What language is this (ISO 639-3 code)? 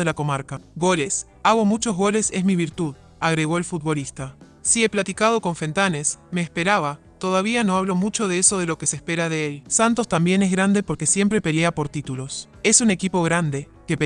spa